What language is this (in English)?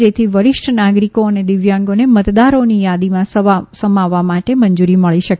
Gujarati